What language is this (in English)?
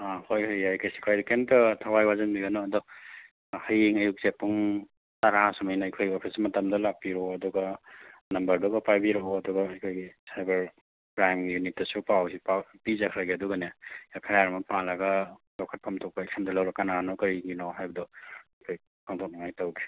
Manipuri